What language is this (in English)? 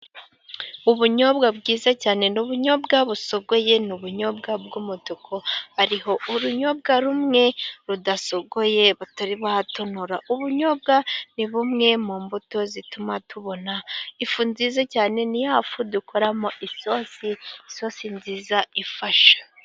Kinyarwanda